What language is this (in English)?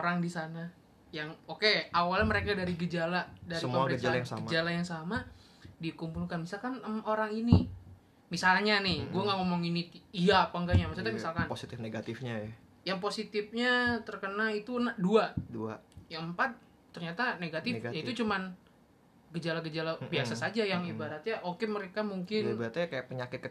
Indonesian